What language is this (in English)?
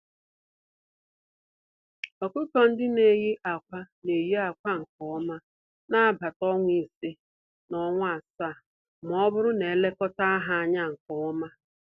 Igbo